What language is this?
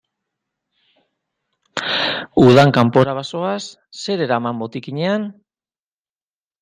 Basque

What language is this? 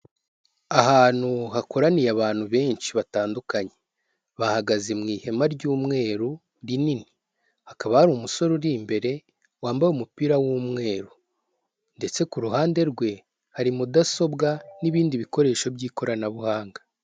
Kinyarwanda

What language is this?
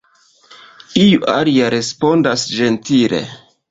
Esperanto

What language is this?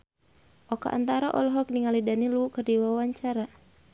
Sundanese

